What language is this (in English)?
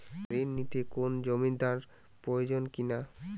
Bangla